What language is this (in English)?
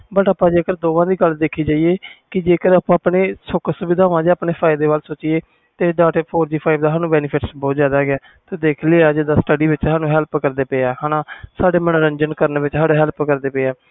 Punjabi